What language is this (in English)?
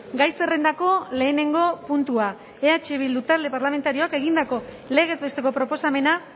Basque